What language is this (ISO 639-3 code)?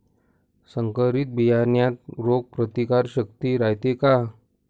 mar